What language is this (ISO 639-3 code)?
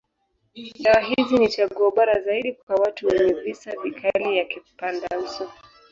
swa